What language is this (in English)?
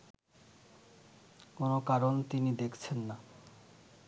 Bangla